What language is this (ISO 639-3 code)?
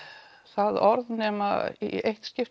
isl